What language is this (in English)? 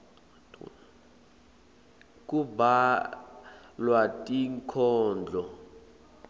Swati